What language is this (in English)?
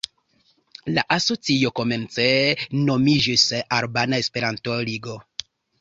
Esperanto